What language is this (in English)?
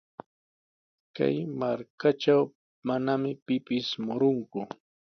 Sihuas Ancash Quechua